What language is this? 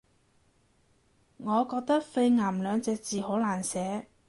Cantonese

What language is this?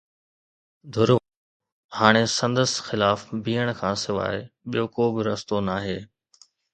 Sindhi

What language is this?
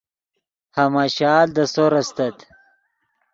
Yidgha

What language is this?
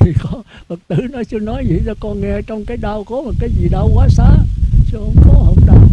Vietnamese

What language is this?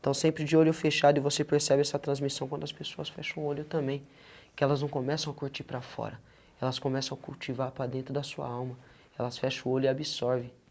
Portuguese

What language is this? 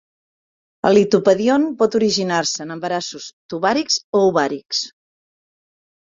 Catalan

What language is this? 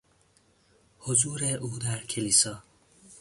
Persian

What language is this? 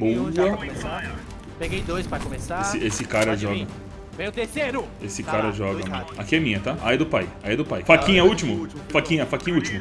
Portuguese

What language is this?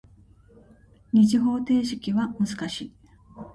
Japanese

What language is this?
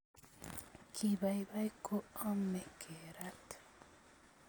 Kalenjin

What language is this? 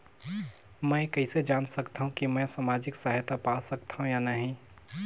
Chhattisgarhi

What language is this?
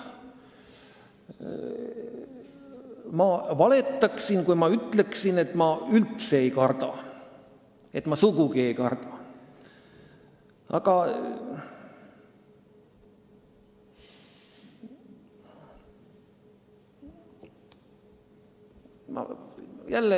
Estonian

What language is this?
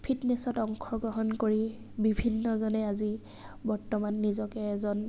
Assamese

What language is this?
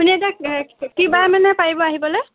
Assamese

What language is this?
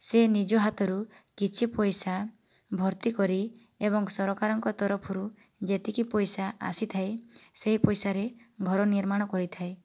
Odia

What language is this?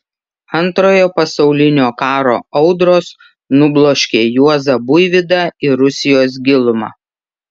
Lithuanian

